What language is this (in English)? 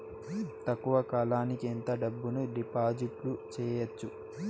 Telugu